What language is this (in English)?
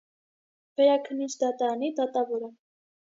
Armenian